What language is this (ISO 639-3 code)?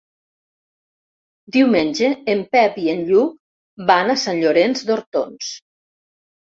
cat